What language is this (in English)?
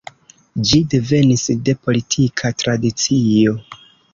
Esperanto